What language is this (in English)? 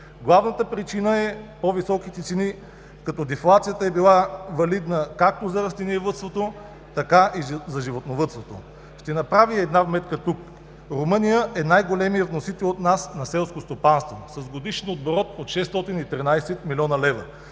Bulgarian